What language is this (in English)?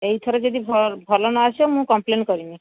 Odia